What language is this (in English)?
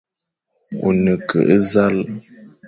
Fang